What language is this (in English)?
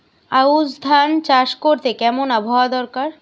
Bangla